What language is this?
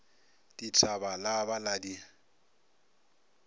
Northern Sotho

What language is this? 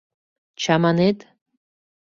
Mari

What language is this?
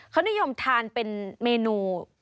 Thai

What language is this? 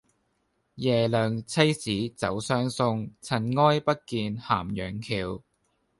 Cantonese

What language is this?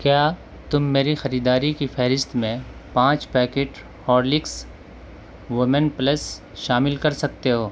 Urdu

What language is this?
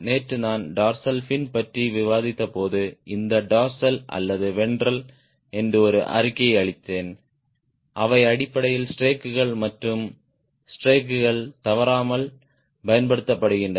Tamil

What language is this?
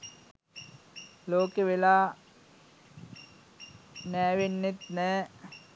Sinhala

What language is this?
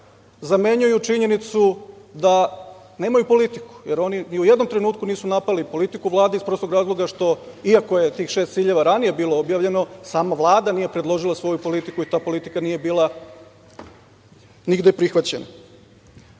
Serbian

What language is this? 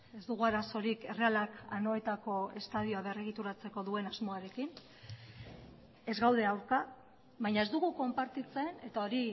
Basque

